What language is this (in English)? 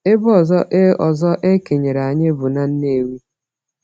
Igbo